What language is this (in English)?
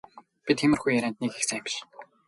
Mongolian